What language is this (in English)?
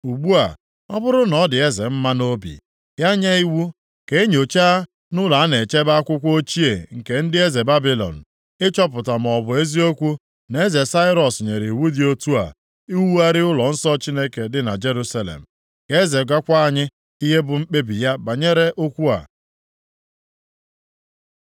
Igbo